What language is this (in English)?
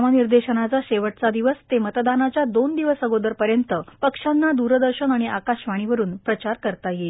Marathi